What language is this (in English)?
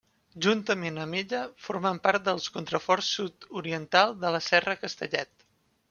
Catalan